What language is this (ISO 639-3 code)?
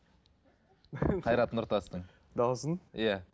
kaz